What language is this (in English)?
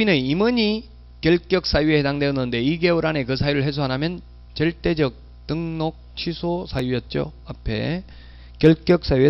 Korean